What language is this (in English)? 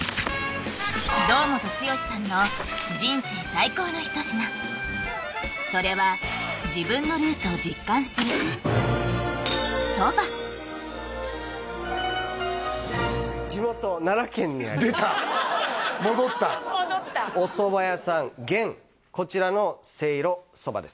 Japanese